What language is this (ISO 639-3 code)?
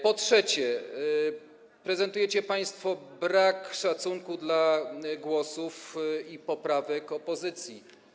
pol